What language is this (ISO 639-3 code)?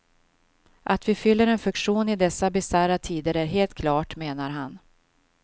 swe